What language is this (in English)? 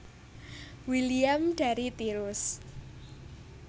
Javanese